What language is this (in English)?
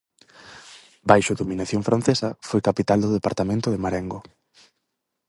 Galician